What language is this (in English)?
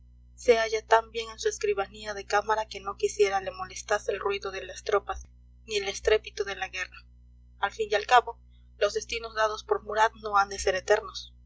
Spanish